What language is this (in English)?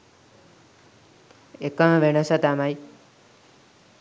Sinhala